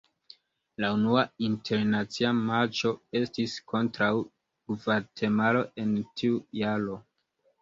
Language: Esperanto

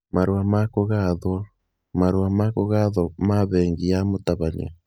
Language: Kikuyu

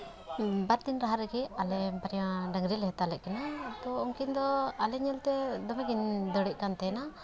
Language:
Santali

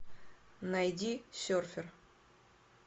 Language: Russian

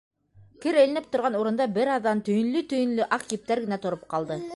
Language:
Bashkir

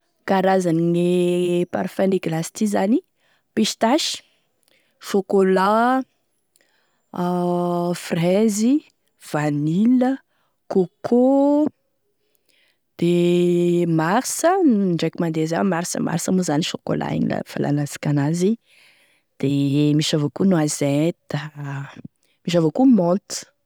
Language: Tesaka Malagasy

